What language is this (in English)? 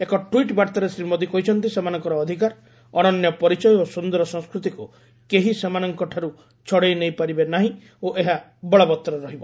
Odia